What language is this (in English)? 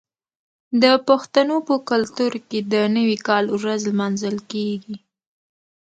Pashto